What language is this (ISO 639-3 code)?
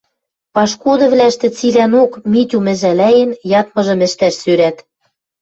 mrj